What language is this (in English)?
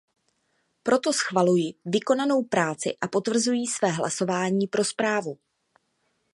Czech